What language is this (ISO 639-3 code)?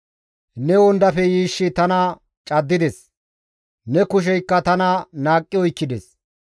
gmv